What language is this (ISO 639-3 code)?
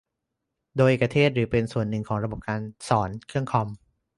tha